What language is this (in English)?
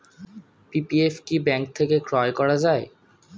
Bangla